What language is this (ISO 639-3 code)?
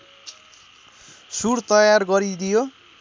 nep